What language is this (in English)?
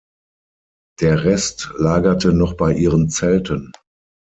German